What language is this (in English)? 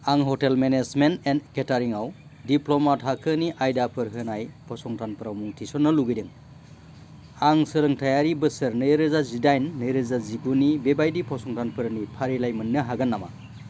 Bodo